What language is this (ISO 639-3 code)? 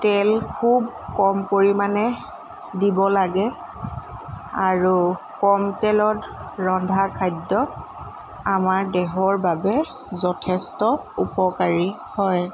asm